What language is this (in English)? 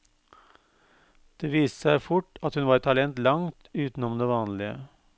Norwegian